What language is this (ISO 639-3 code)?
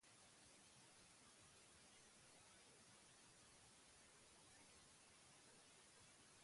eus